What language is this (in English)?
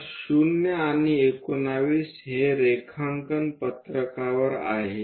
Marathi